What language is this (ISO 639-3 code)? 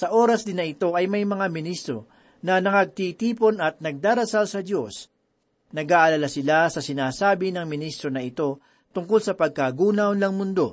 fil